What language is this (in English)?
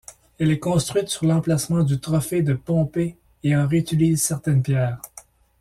French